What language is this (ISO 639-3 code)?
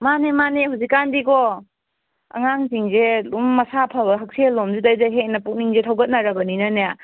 mni